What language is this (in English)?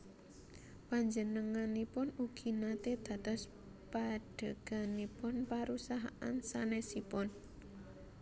Javanese